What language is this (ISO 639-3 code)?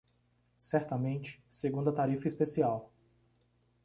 por